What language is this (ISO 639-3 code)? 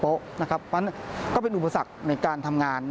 tha